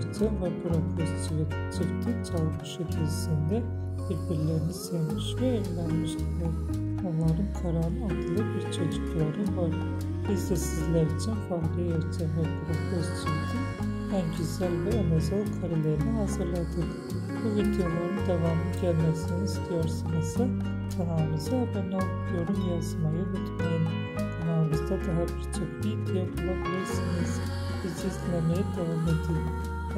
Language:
Turkish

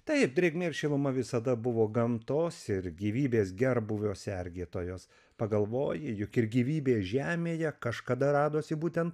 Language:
Lithuanian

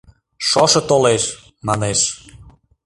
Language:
Mari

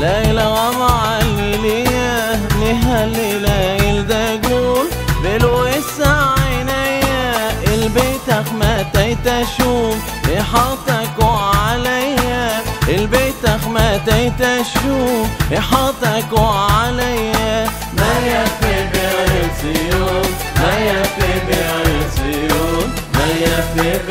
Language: Arabic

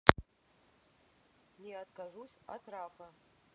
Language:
Russian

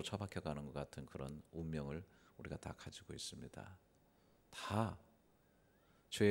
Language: Korean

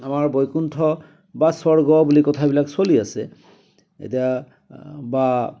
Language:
Assamese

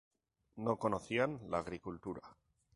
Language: Spanish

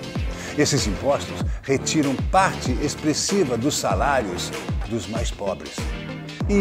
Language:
Portuguese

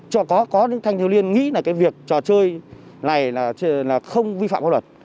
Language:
Vietnamese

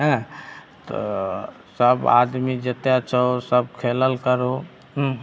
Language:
Maithili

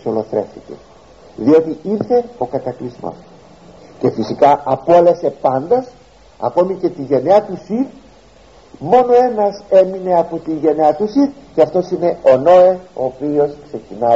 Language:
Greek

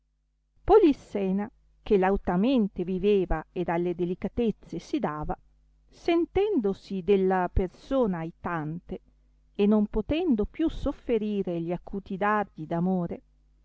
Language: Italian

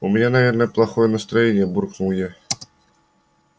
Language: Russian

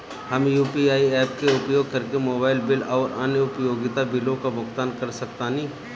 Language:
Bhojpuri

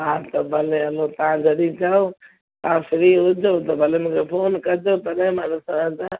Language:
Sindhi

